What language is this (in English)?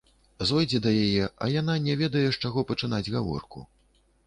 Belarusian